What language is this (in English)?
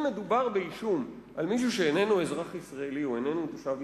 Hebrew